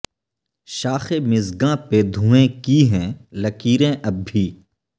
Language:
Urdu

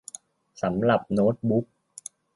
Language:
Thai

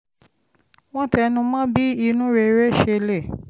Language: Yoruba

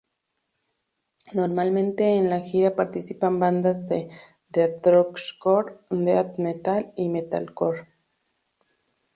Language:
Spanish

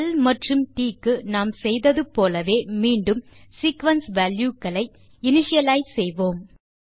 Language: Tamil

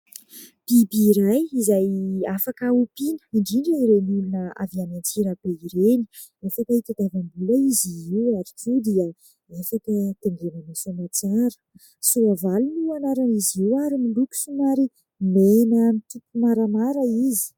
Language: Malagasy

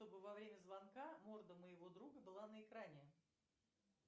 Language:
Russian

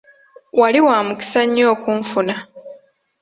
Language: Ganda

